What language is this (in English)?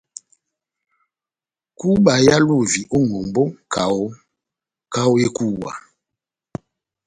Batanga